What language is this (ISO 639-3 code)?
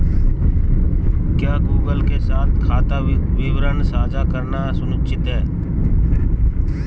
hin